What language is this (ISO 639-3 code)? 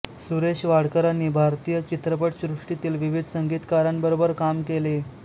mar